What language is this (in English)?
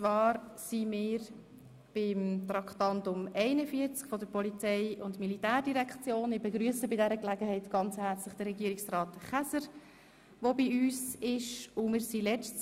Swiss German